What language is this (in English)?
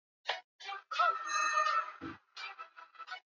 Swahili